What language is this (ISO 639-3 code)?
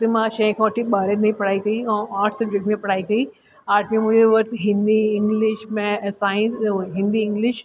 snd